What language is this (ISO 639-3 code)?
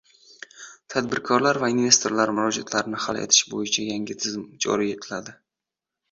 uzb